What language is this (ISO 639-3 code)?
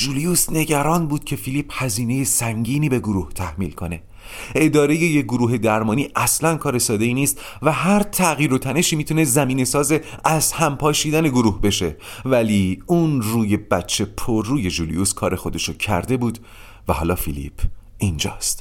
fas